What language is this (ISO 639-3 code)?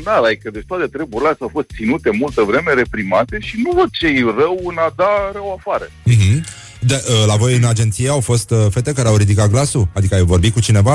ron